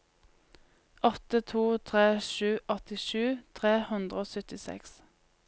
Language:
Norwegian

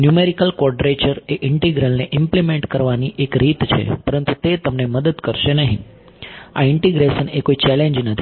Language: Gujarati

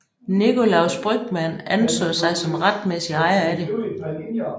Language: Danish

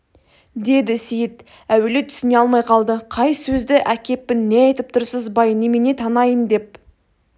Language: Kazakh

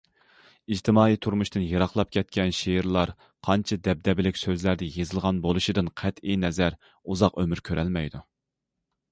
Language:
Uyghur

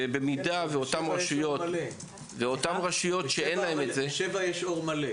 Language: Hebrew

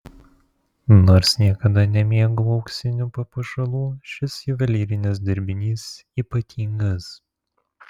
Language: Lithuanian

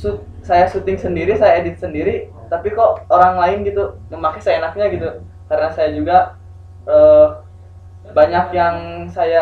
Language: Indonesian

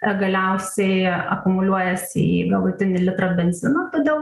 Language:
Lithuanian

